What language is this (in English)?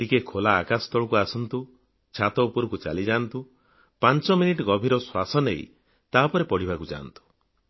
Odia